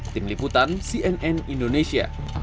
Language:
Indonesian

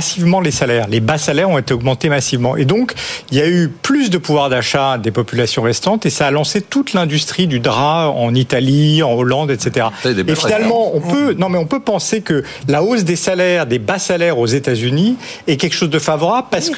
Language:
French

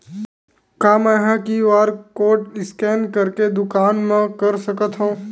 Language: Chhattisgarhi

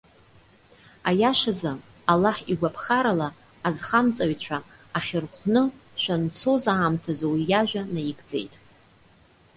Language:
Abkhazian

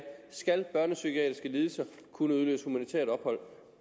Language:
Danish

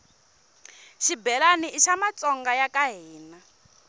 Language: Tsonga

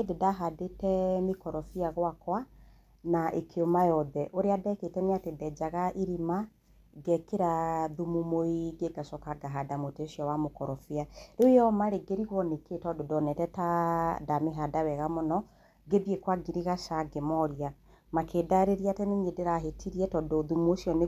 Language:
Kikuyu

